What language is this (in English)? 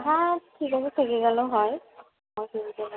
Bangla